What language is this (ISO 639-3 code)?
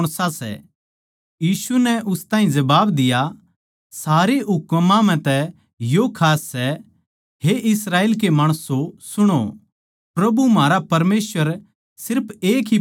bgc